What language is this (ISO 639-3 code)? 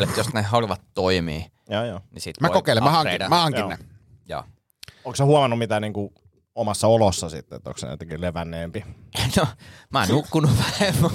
fin